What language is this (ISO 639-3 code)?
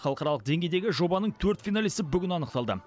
kaz